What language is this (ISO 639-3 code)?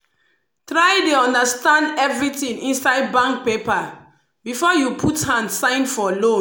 pcm